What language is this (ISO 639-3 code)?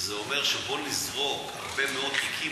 heb